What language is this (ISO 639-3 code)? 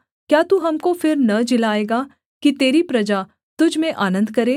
hin